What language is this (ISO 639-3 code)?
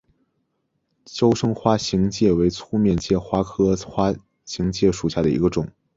zho